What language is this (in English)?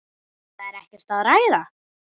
Icelandic